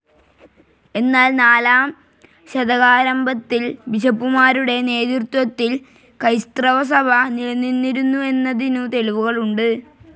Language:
Malayalam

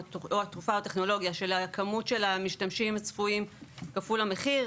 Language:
Hebrew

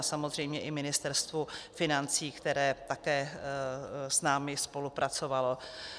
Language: Czech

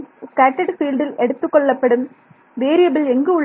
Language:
Tamil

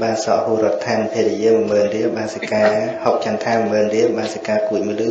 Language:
Vietnamese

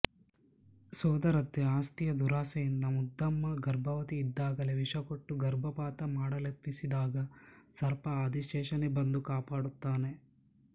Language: Kannada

